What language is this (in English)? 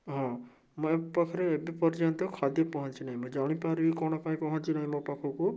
Odia